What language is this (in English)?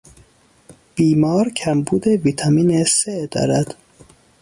Persian